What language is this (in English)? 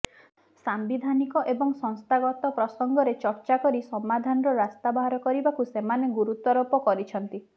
Odia